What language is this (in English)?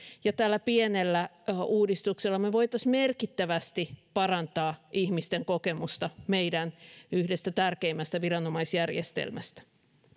Finnish